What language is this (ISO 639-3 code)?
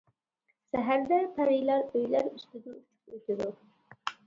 uig